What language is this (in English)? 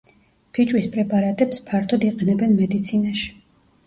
Georgian